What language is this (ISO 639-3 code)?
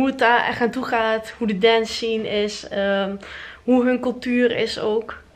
nld